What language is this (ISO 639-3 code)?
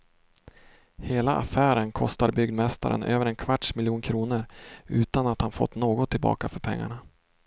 swe